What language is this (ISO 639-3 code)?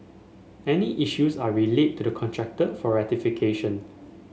eng